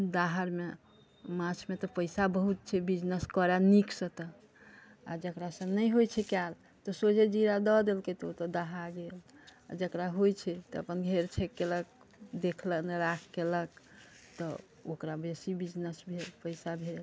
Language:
Maithili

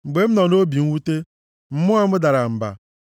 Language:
Igbo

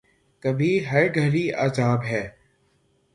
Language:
Urdu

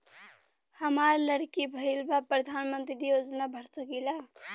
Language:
Bhojpuri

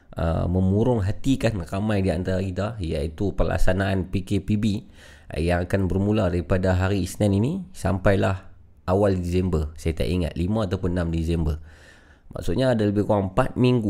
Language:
Malay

